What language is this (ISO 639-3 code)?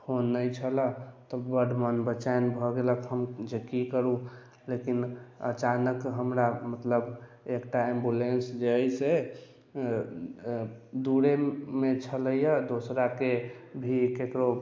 mai